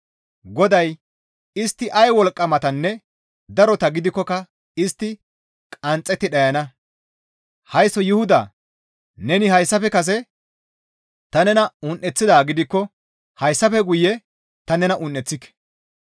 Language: Gamo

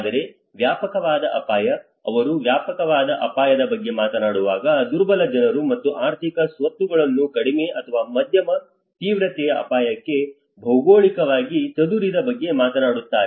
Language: Kannada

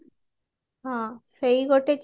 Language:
Odia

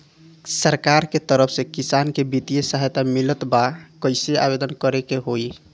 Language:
Bhojpuri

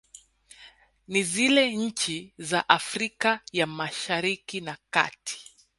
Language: Swahili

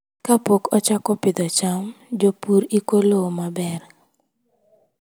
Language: Luo (Kenya and Tanzania)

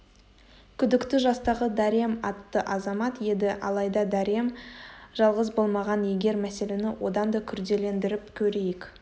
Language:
Kazakh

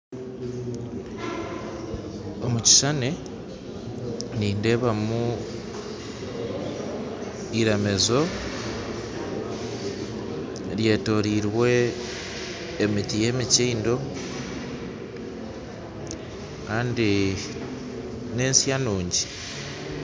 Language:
Nyankole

